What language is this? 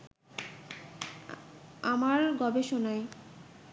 Bangla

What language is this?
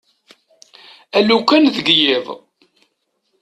Kabyle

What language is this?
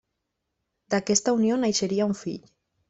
Catalan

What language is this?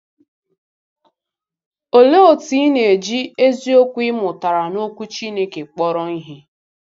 Igbo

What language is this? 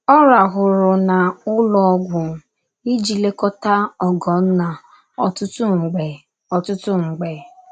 Igbo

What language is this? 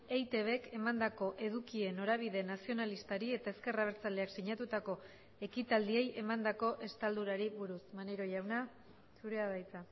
Basque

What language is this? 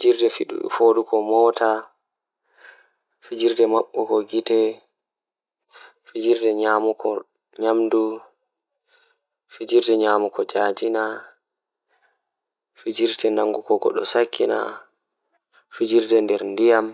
Fula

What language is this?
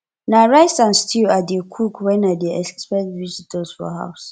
Nigerian Pidgin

